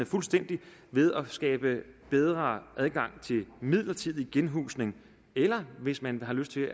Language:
Danish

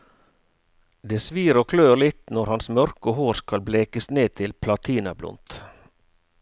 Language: Norwegian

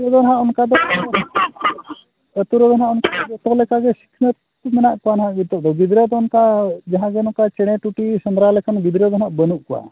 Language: Santali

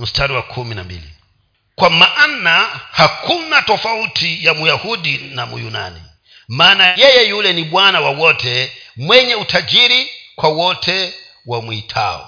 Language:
Swahili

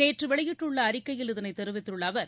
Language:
Tamil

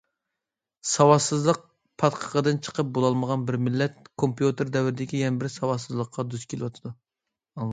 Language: Uyghur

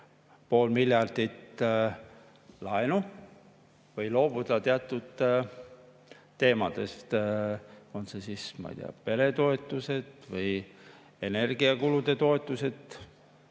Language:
Estonian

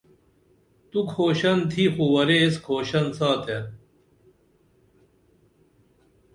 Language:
Dameli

